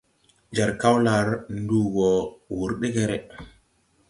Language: Tupuri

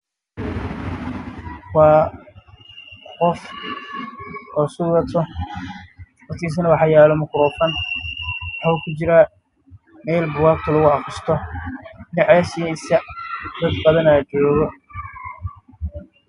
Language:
Somali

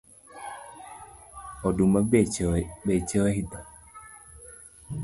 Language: Luo (Kenya and Tanzania)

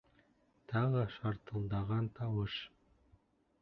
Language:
Bashkir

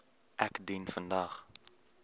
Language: Afrikaans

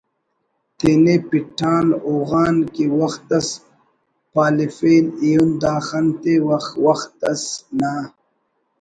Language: Brahui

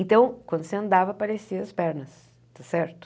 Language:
Portuguese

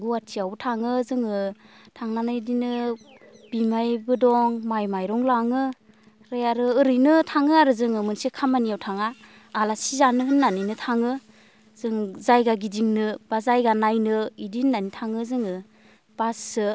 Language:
Bodo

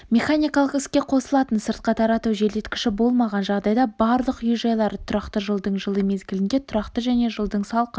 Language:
Kazakh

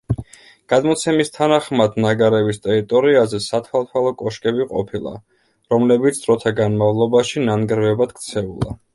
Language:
Georgian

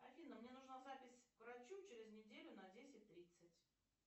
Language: Russian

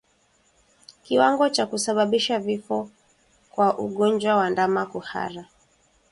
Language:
Swahili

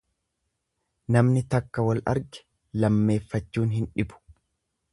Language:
Oromo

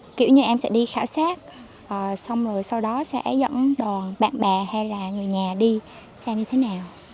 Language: Vietnamese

